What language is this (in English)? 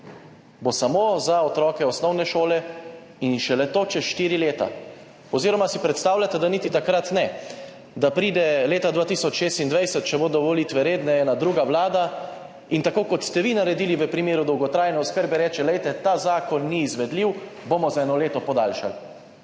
Slovenian